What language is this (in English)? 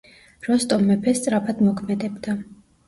Georgian